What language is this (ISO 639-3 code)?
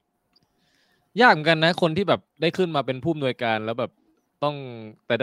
tha